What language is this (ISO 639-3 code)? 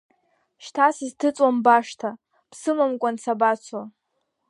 abk